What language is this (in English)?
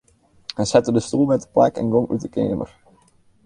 Western Frisian